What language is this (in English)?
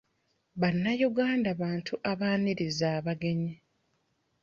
Ganda